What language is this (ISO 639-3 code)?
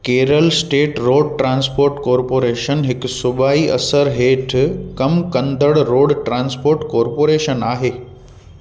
snd